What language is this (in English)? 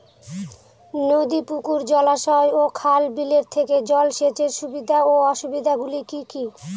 Bangla